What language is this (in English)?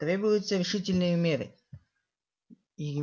Russian